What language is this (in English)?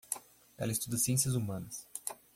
Portuguese